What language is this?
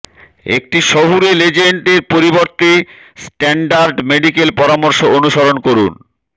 Bangla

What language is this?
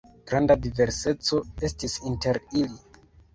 Esperanto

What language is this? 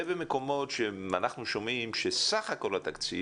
Hebrew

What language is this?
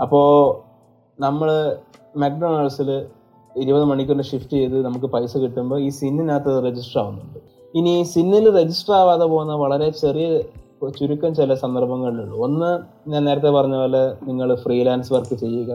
Malayalam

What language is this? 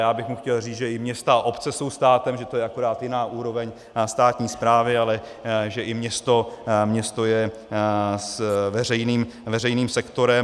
Czech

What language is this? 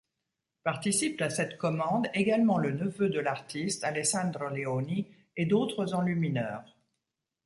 French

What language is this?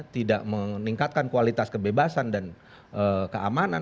Indonesian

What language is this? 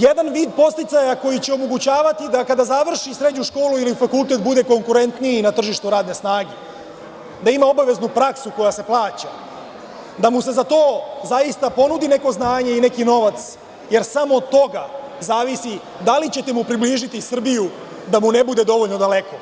Serbian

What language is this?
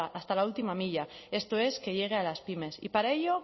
Spanish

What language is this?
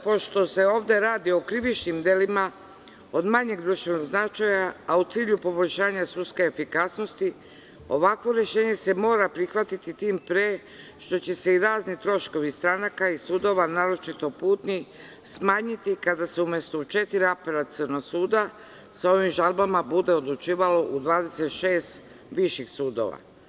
Serbian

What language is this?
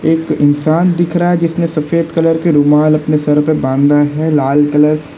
Hindi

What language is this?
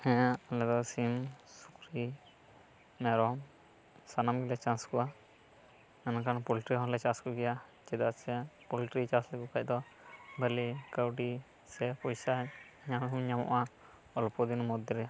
Santali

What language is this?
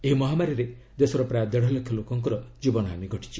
Odia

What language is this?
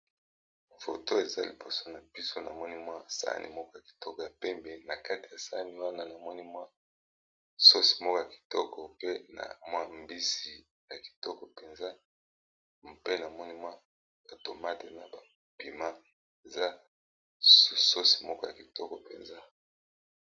Lingala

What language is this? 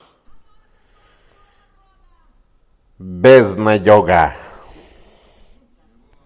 Russian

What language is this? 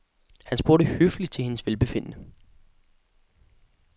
Danish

